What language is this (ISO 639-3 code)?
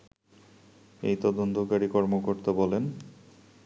ben